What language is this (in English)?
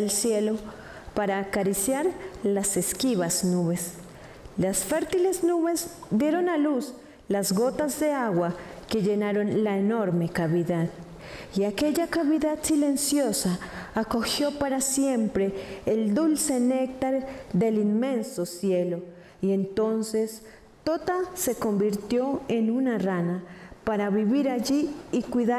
Spanish